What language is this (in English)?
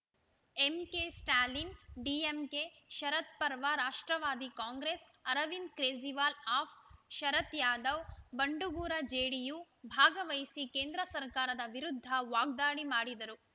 Kannada